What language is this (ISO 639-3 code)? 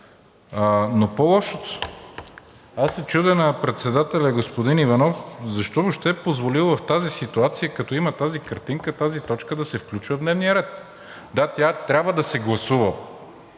bul